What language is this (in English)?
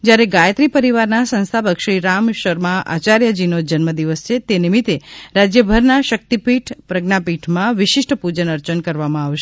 Gujarati